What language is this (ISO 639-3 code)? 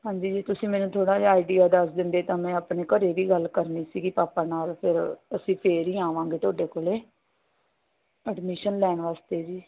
pan